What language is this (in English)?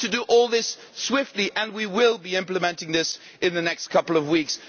English